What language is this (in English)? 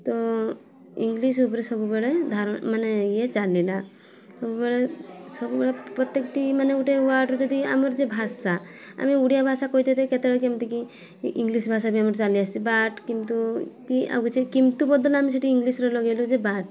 Odia